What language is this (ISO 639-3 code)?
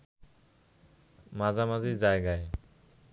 ben